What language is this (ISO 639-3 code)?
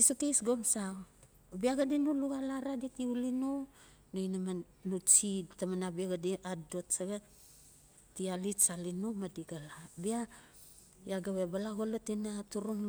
ncf